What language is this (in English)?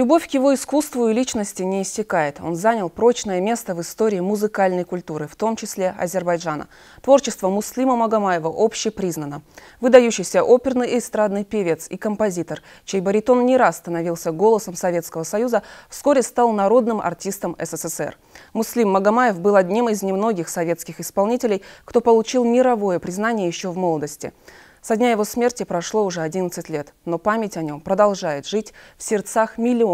Russian